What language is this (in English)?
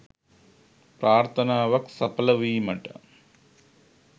Sinhala